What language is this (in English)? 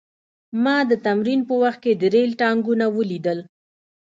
Pashto